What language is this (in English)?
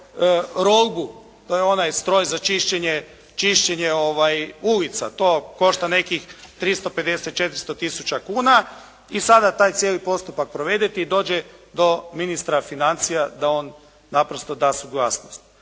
Croatian